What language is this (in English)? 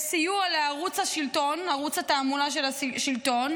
Hebrew